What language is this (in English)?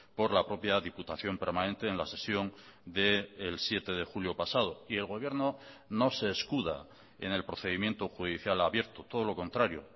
Spanish